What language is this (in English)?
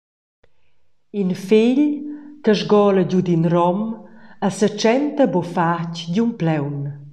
Romansh